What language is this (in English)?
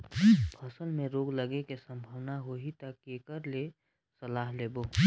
Chhattisgarhi